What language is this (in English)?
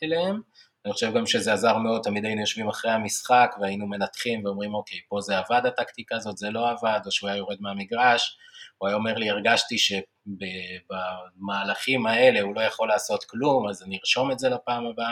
Hebrew